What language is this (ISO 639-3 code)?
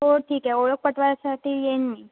mar